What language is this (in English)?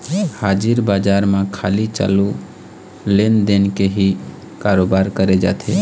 Chhattisgarhi